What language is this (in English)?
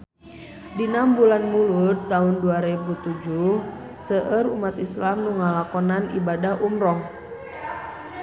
Sundanese